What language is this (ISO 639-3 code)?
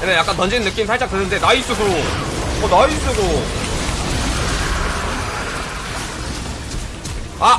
kor